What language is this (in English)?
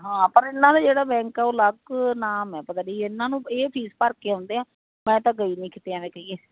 Punjabi